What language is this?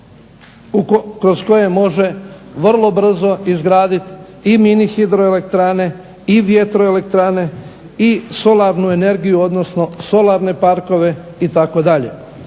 Croatian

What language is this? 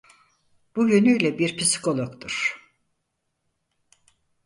Turkish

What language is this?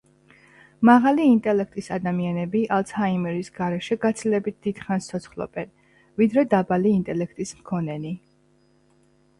Georgian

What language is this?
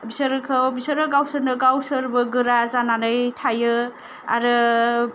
Bodo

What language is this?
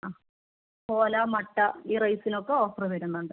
Malayalam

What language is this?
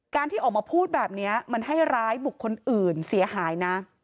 Thai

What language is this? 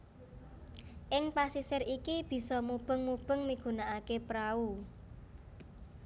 Javanese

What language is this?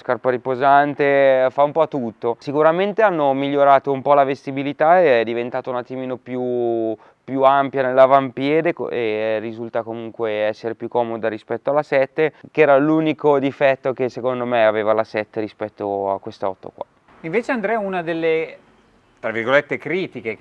Italian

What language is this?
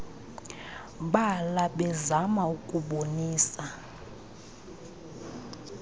Xhosa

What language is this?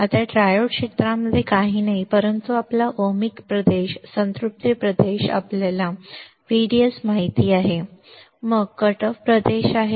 Marathi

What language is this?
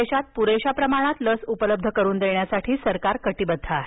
Marathi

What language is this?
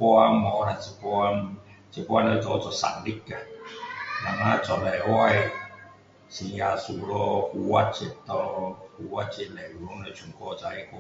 Min Dong Chinese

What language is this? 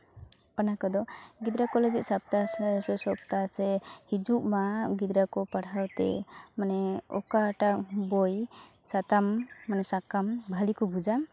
Santali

